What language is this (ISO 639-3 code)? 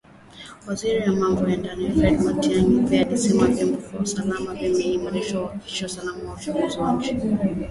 swa